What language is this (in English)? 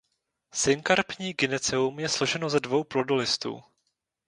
Czech